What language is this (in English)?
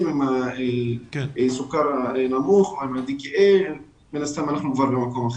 Hebrew